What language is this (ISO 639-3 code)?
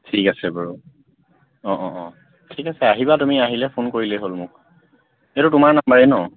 asm